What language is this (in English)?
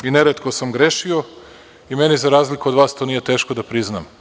Serbian